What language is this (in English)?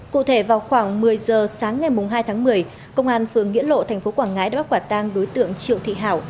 Vietnamese